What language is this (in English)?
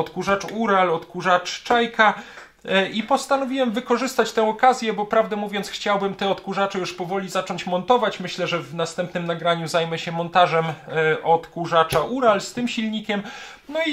Polish